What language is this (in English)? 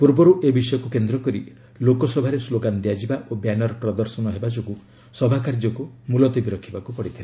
Odia